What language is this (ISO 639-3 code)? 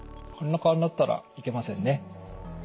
jpn